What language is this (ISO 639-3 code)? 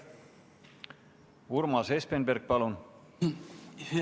est